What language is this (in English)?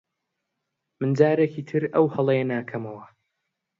Central Kurdish